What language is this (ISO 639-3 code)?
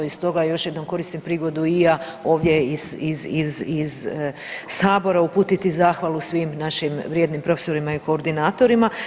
hrv